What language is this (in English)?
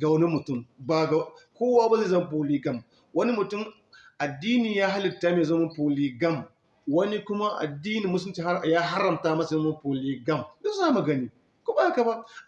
Hausa